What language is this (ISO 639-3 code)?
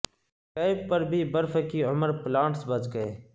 urd